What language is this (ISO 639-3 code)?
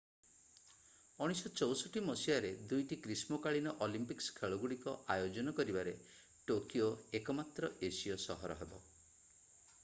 ori